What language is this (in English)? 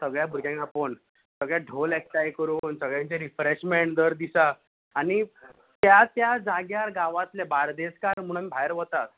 Konkani